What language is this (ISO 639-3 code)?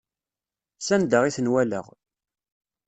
kab